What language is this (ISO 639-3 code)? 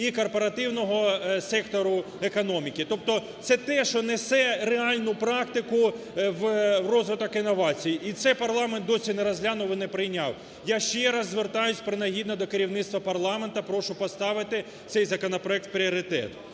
ukr